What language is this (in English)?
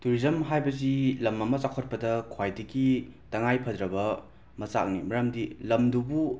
Manipuri